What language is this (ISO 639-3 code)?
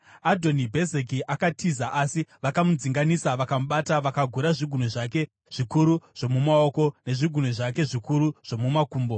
sna